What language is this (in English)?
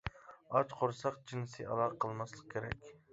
Uyghur